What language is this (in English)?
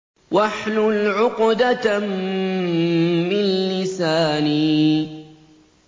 Arabic